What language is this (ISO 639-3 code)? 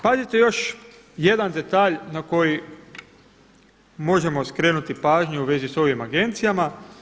hrv